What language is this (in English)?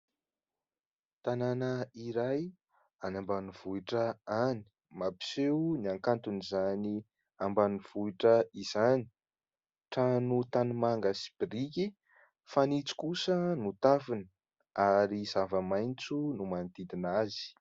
Malagasy